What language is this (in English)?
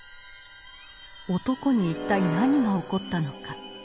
Japanese